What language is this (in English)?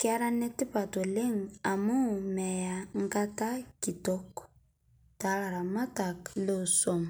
Masai